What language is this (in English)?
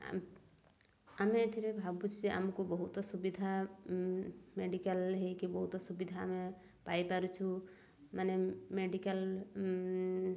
Odia